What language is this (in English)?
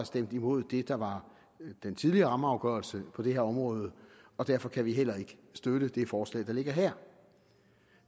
Danish